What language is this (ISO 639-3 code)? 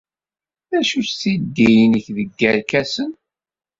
kab